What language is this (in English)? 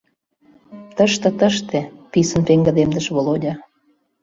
Mari